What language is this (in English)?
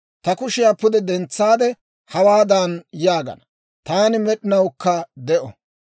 Dawro